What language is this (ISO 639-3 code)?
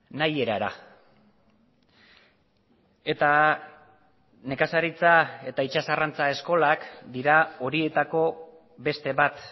eus